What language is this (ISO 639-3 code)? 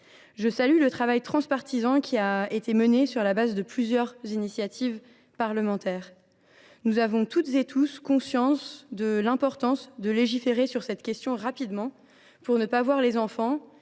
fra